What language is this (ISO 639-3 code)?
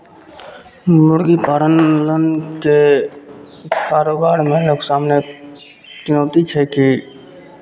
mai